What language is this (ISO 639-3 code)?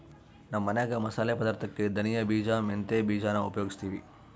kan